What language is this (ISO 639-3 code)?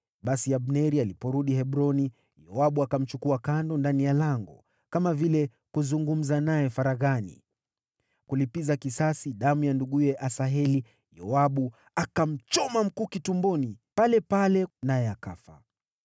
swa